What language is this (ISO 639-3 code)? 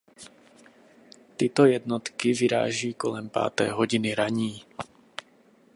ces